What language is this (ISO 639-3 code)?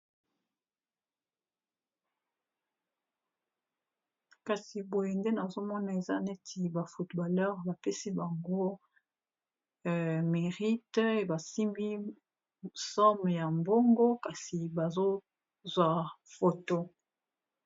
lin